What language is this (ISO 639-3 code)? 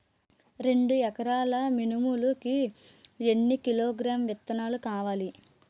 tel